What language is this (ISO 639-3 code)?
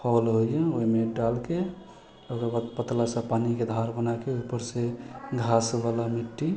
mai